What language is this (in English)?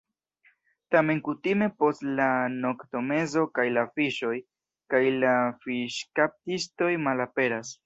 Esperanto